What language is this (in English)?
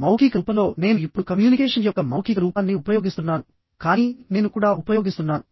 Telugu